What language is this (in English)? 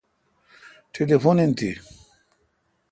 Kalkoti